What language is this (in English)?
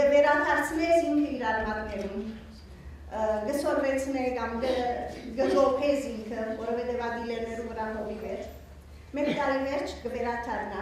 Romanian